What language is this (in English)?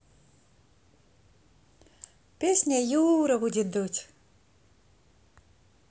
Russian